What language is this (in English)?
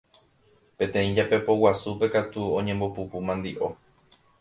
Guarani